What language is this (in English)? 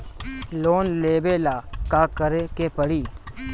Bhojpuri